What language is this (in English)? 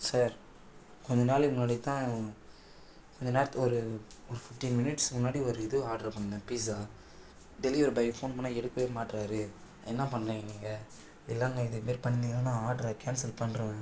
Tamil